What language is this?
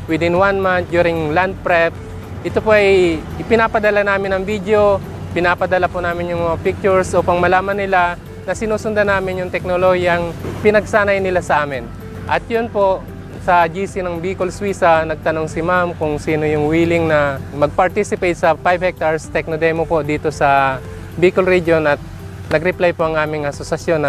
Filipino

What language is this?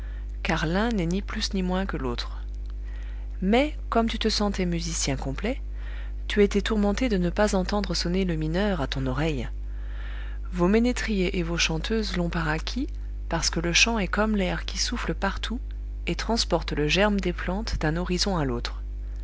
French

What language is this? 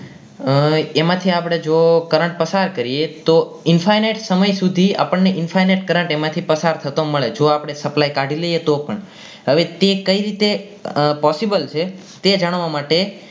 Gujarati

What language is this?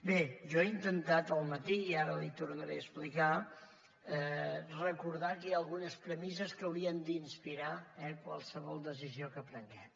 Catalan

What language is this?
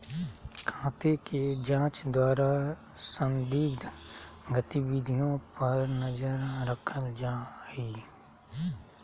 Magahi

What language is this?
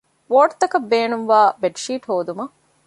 Divehi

